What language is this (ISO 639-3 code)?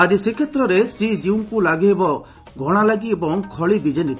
ori